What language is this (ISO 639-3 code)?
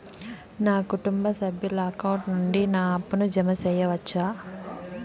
tel